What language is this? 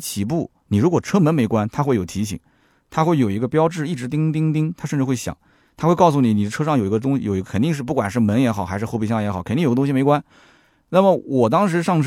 Chinese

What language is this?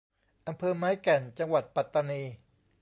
Thai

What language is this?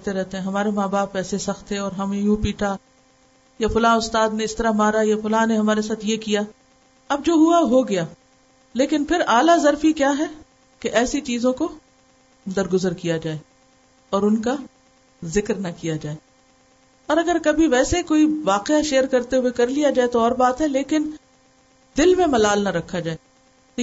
Urdu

